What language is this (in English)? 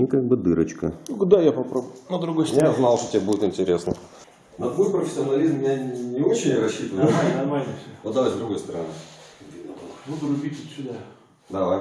Russian